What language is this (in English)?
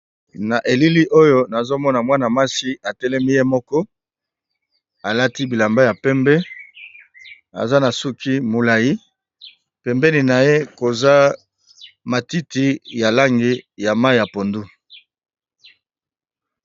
Lingala